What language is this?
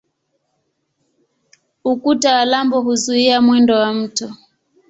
Swahili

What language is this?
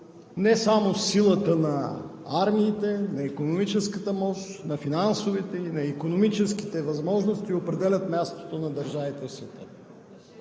Bulgarian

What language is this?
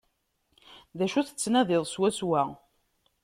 Kabyle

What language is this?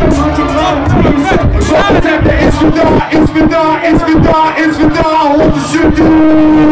Dutch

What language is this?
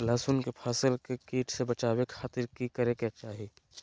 Magahi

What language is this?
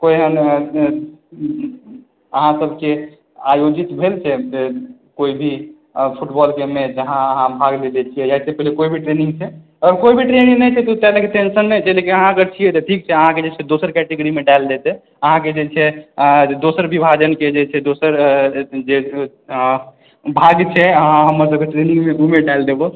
Maithili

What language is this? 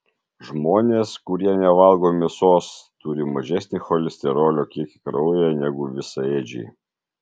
Lithuanian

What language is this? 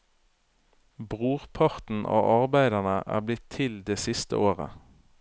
Norwegian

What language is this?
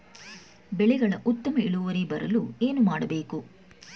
Kannada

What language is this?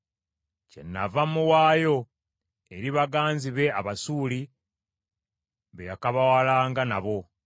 Ganda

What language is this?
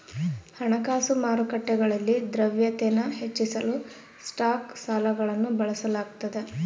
Kannada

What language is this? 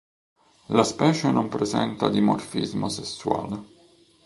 Italian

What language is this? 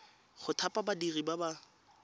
Tswana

